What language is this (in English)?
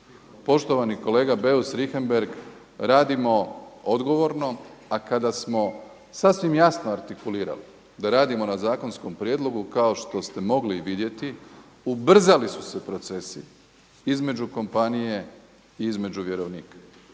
Croatian